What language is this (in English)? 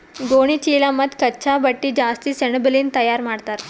Kannada